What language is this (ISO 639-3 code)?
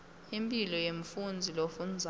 ssw